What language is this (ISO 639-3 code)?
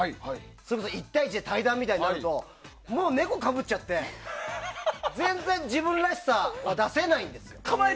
jpn